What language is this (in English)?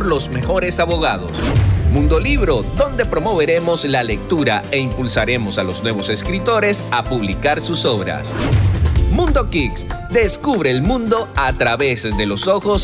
Spanish